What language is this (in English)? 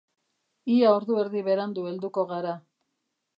Basque